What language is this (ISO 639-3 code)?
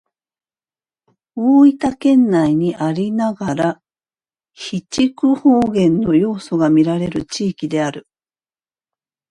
jpn